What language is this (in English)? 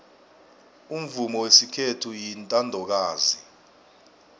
South Ndebele